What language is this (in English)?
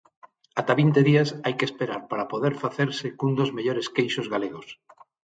Galician